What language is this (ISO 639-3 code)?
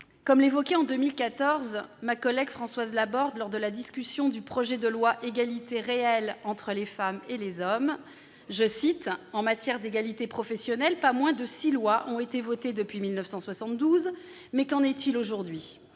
fra